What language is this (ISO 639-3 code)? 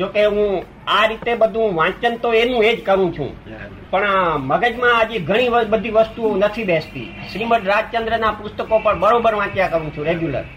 guj